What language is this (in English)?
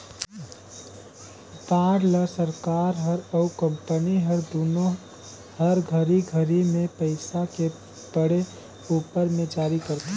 Chhattisgarhi